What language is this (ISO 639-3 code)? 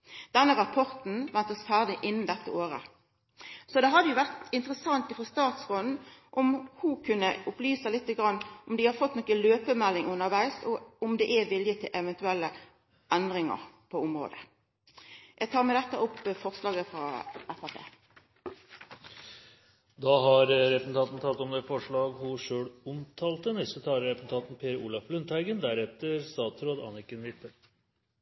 nor